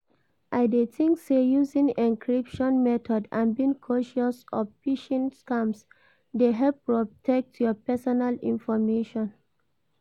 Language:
Nigerian Pidgin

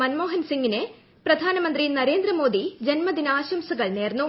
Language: Malayalam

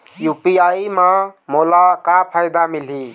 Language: Chhattisgarhi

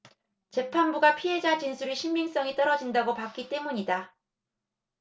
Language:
Korean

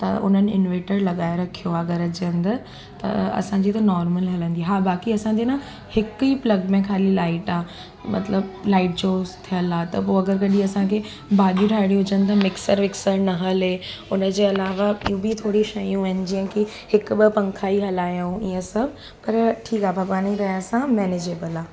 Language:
Sindhi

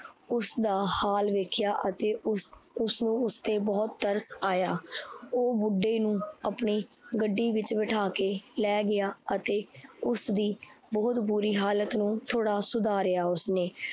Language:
Punjabi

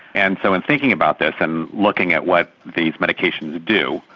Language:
English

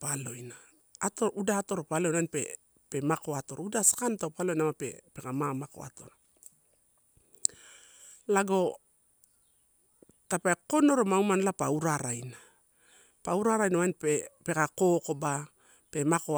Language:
Torau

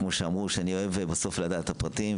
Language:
Hebrew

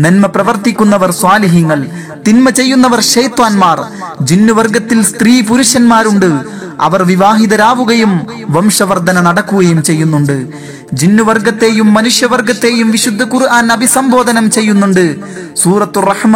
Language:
Malayalam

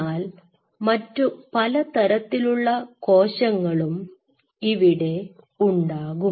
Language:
Malayalam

